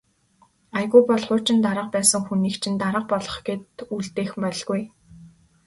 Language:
Mongolian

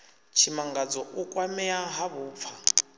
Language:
Venda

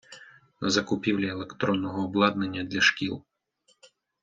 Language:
Ukrainian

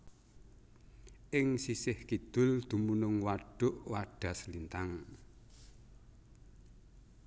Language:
Javanese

